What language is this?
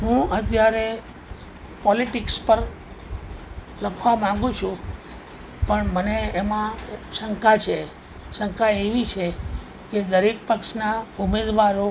Gujarati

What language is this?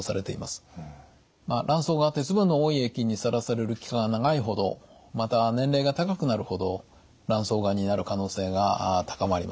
Japanese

